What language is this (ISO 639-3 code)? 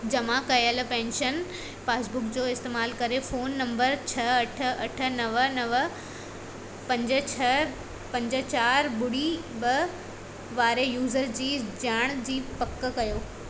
snd